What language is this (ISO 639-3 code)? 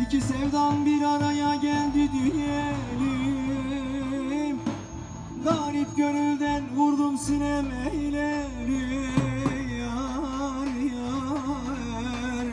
tur